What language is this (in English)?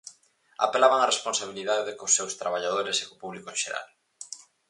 Galician